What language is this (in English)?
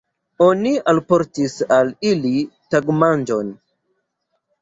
Esperanto